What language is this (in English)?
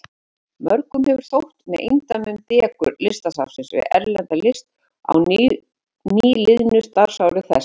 Icelandic